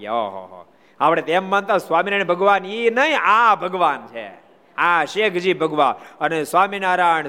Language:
Gujarati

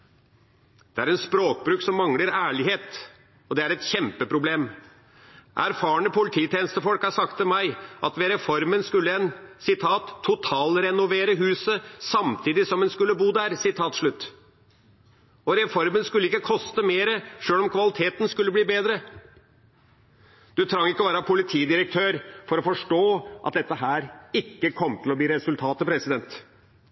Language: Norwegian Bokmål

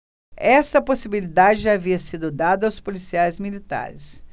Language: Portuguese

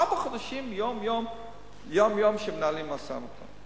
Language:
Hebrew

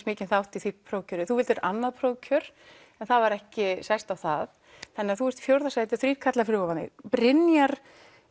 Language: Icelandic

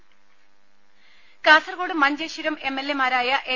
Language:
Malayalam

